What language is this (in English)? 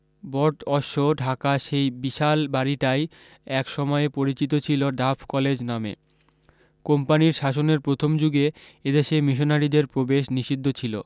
Bangla